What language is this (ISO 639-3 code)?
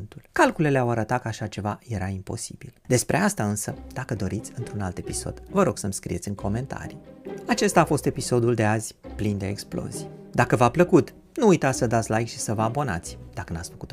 ron